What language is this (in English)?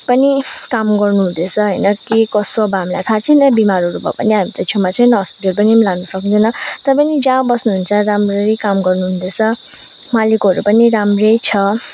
Nepali